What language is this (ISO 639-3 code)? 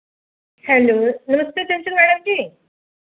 doi